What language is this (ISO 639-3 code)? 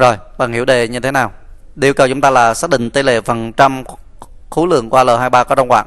vie